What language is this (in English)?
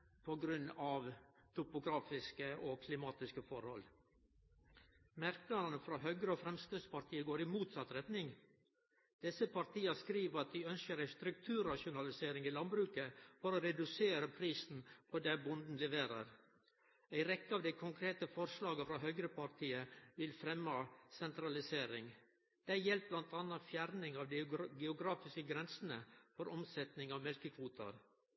Norwegian Nynorsk